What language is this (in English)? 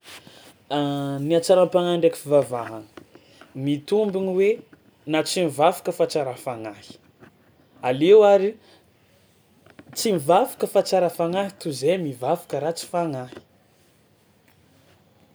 Tsimihety Malagasy